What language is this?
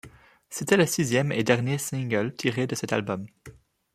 French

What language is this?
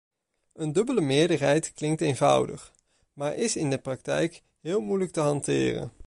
Dutch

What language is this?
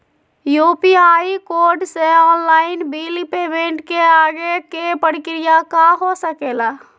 Magahi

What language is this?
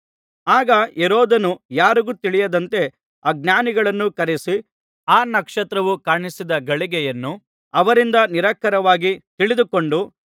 Kannada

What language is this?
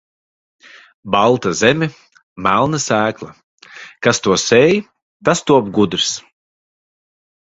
Latvian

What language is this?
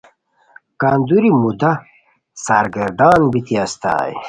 Khowar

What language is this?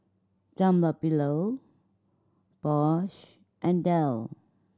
English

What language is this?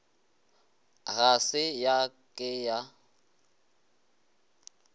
Northern Sotho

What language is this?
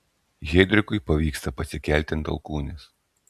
Lithuanian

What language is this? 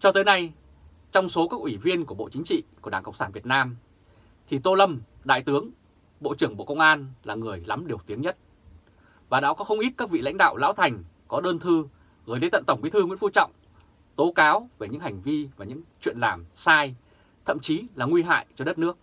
Vietnamese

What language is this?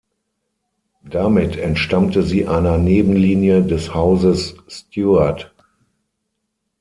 German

